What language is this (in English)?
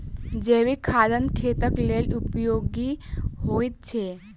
Maithili